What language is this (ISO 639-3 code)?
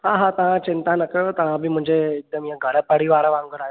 snd